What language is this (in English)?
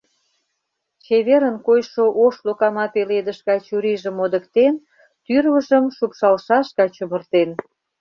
Mari